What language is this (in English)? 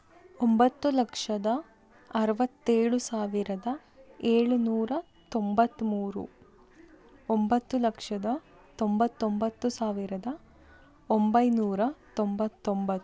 Kannada